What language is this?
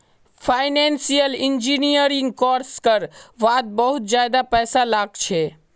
Magahi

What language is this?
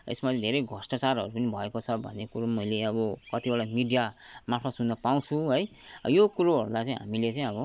Nepali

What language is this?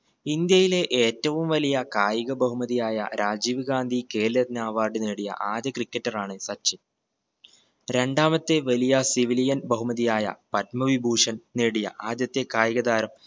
Malayalam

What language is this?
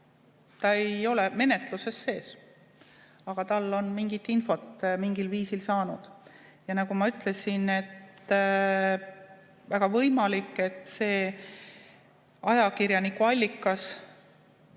Estonian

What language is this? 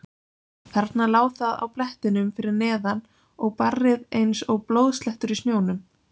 Icelandic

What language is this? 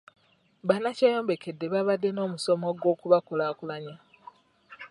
Ganda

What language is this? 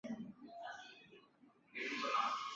Chinese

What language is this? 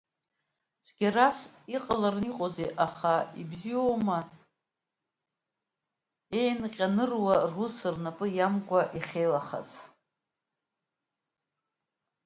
Abkhazian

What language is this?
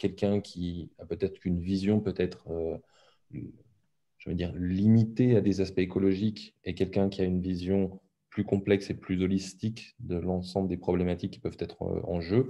French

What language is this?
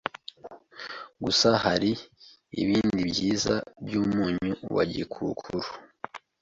Kinyarwanda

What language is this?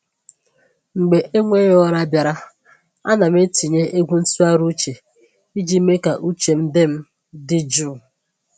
Igbo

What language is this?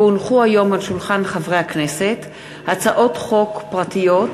Hebrew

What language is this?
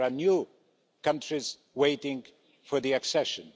English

